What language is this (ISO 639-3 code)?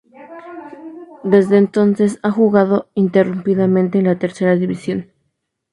spa